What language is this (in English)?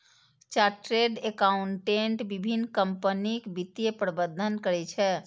Maithili